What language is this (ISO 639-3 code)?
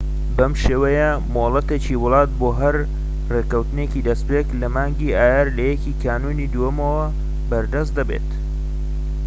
ckb